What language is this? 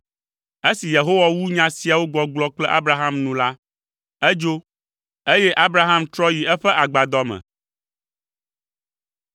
Ewe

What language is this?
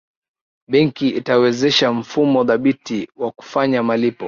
Swahili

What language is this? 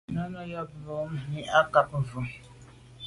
Medumba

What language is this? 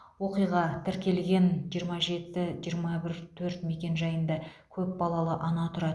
Kazakh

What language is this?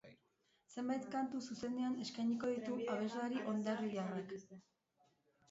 Basque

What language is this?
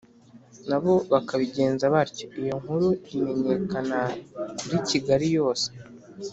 Kinyarwanda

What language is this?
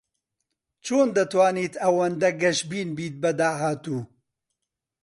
Central Kurdish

